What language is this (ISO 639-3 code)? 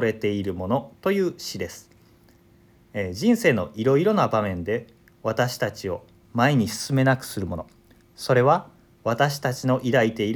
jpn